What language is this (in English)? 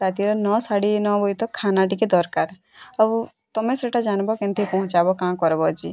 Odia